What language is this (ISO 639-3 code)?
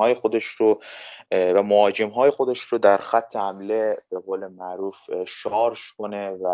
fas